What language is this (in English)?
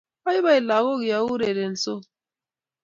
Kalenjin